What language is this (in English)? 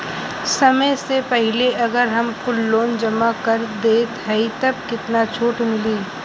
Bhojpuri